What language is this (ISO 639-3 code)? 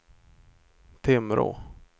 swe